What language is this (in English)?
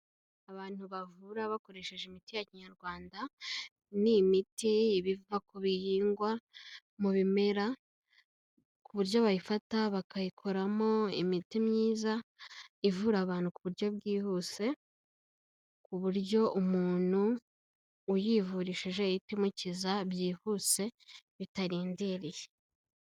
Kinyarwanda